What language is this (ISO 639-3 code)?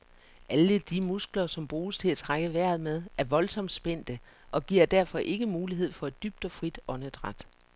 dan